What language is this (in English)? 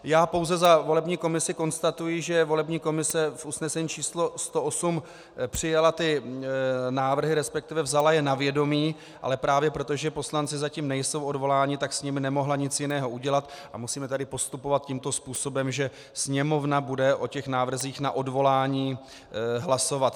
Czech